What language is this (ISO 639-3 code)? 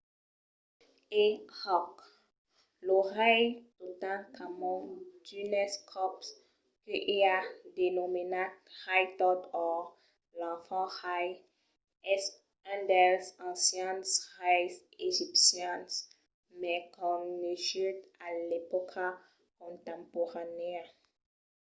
oci